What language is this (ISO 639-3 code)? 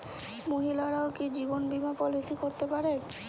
ben